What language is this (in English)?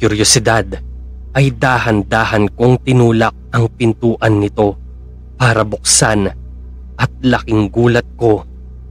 Filipino